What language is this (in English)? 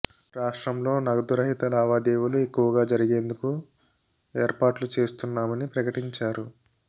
Telugu